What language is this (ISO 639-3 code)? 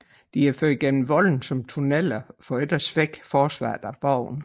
dan